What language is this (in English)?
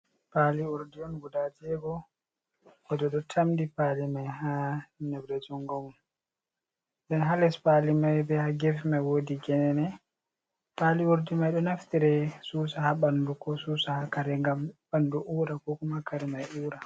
Fula